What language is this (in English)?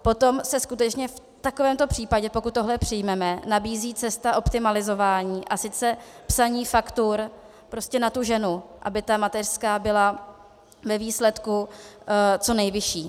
Czech